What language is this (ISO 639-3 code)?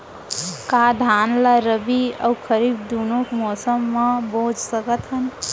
hne